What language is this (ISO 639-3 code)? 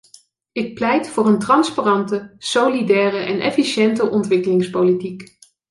nld